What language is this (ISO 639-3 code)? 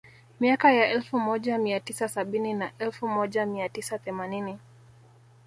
swa